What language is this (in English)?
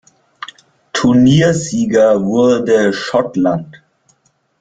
German